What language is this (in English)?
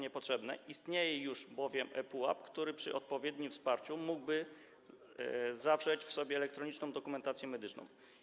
Polish